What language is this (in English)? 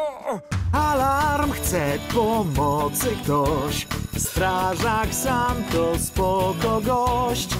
Polish